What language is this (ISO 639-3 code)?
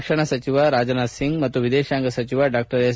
kan